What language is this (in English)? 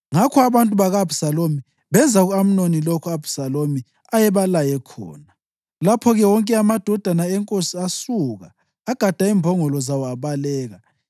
North Ndebele